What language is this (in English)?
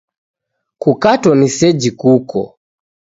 Taita